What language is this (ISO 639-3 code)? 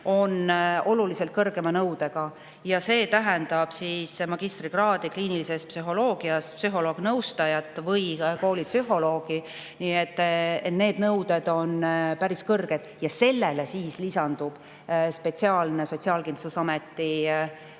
est